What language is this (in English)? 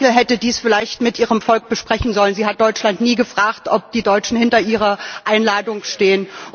German